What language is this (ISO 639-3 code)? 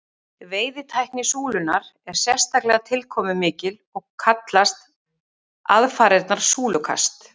isl